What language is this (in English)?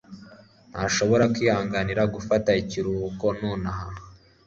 Kinyarwanda